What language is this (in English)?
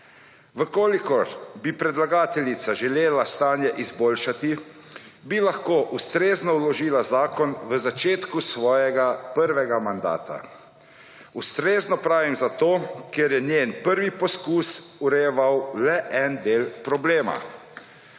Slovenian